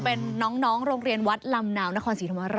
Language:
Thai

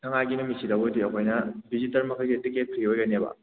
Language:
Manipuri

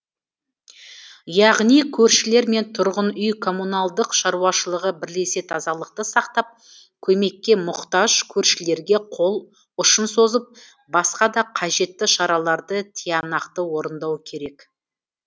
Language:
Kazakh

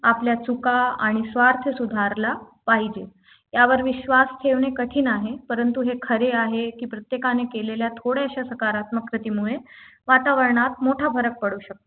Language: Marathi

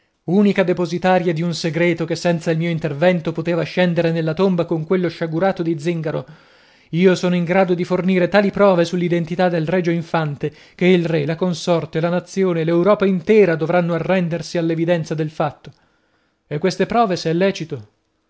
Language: Italian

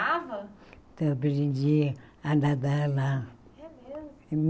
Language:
Portuguese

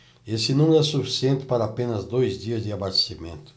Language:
Portuguese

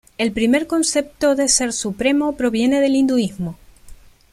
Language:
Spanish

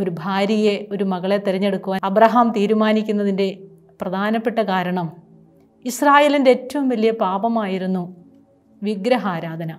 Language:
Malayalam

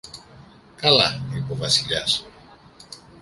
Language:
Greek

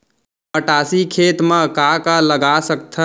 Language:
Chhattisgarhi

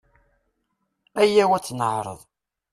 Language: Kabyle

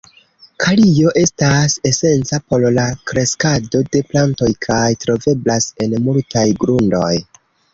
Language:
Esperanto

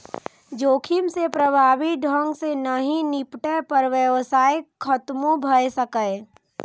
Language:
Maithili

